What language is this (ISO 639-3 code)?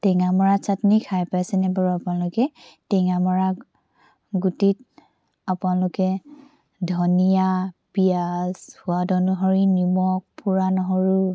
asm